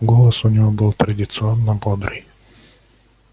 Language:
Russian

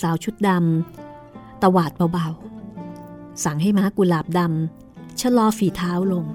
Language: Thai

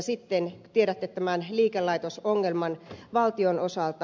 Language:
Finnish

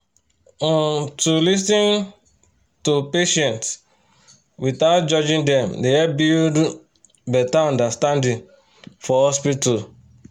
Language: Nigerian Pidgin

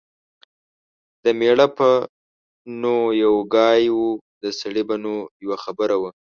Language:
Pashto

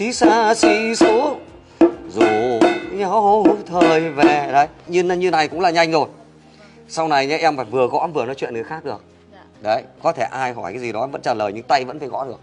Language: Vietnamese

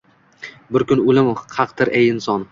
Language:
Uzbek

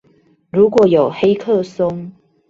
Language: Chinese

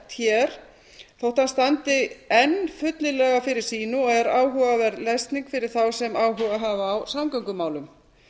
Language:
Icelandic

